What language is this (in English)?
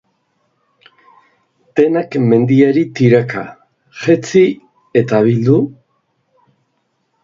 Basque